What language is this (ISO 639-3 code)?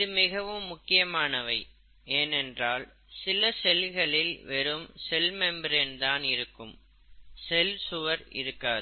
tam